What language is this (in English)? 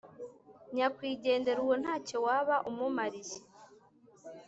Kinyarwanda